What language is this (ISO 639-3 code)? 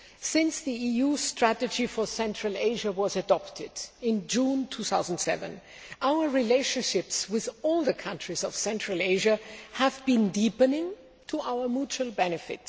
eng